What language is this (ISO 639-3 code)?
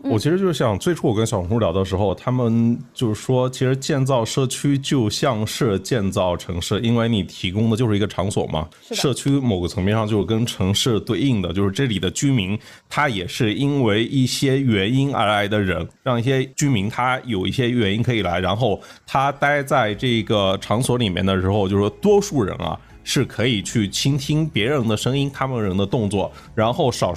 zho